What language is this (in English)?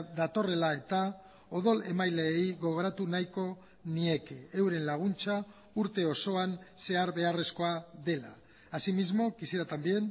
Basque